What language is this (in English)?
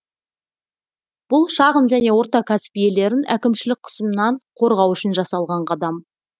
Kazakh